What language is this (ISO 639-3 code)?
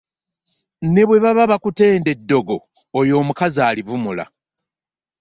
lug